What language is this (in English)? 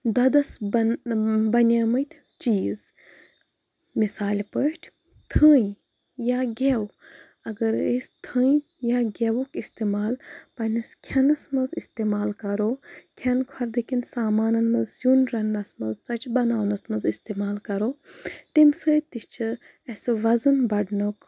Kashmiri